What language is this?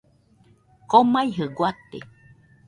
Nüpode Huitoto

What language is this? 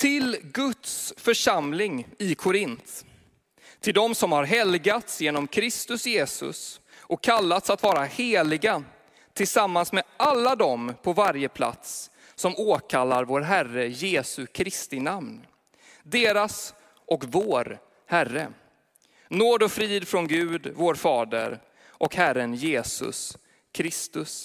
Swedish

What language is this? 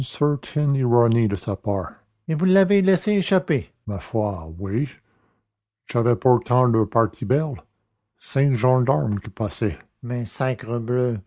French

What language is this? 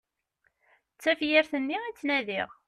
Kabyle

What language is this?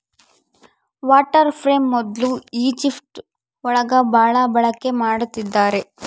Kannada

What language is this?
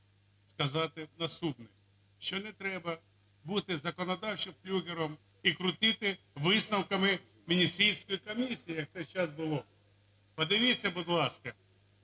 Ukrainian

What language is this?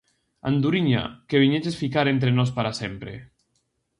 Galician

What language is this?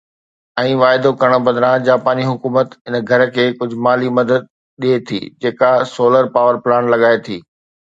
Sindhi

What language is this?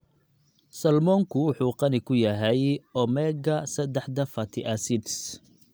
Somali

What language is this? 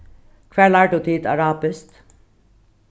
Faroese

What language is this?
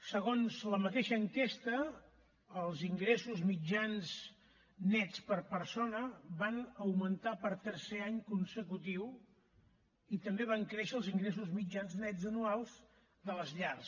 Catalan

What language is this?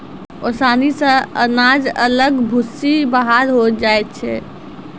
Maithili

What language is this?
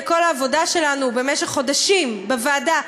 Hebrew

